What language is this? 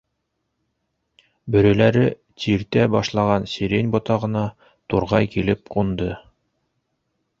Bashkir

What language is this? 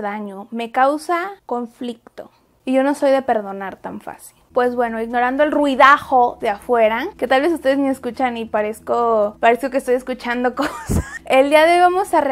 Spanish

